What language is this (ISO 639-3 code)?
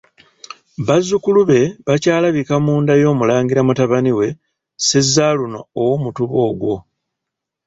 lug